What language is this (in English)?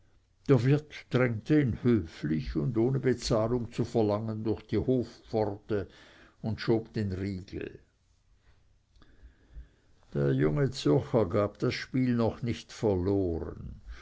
German